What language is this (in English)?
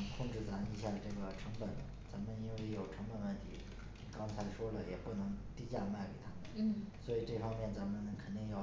Chinese